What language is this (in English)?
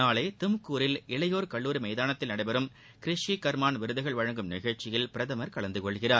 Tamil